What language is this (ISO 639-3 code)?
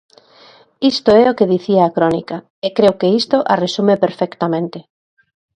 glg